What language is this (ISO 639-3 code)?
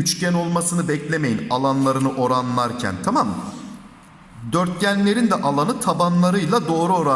tur